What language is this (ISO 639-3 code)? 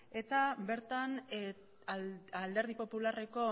eus